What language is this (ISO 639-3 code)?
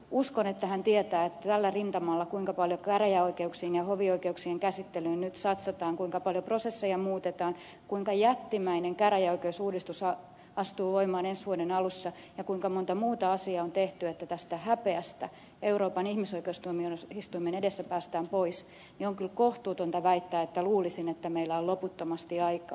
fin